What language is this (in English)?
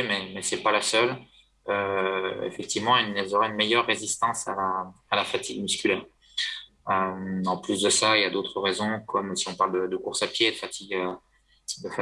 French